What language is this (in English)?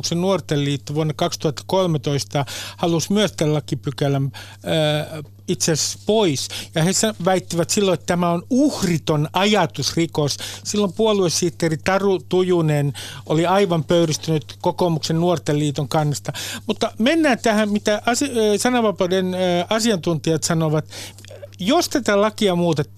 Finnish